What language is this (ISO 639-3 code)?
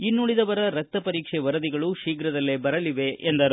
kan